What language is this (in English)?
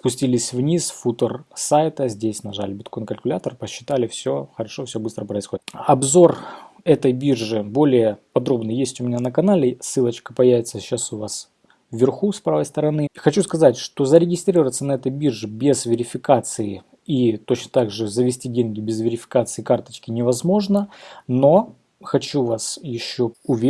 Russian